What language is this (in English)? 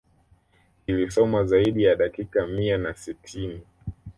Swahili